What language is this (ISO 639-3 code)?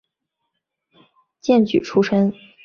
zho